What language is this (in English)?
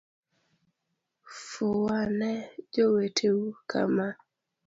Luo (Kenya and Tanzania)